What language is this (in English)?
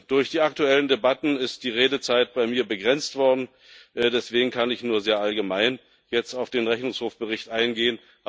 German